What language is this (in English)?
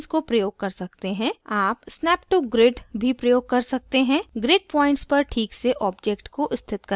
Hindi